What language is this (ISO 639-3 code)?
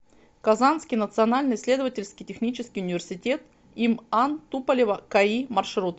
rus